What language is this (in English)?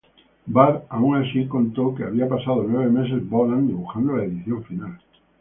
Spanish